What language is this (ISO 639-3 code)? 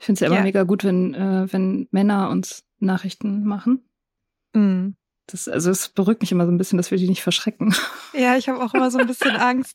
deu